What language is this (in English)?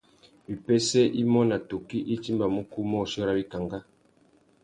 Tuki